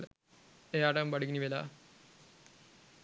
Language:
Sinhala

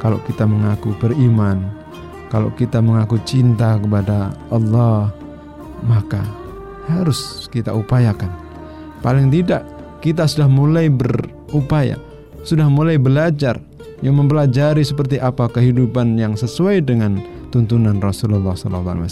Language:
Indonesian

